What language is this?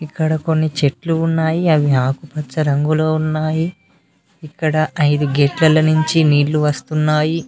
Telugu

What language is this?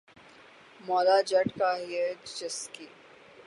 Urdu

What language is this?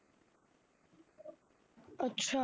Punjabi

